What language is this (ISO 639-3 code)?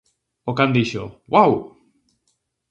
glg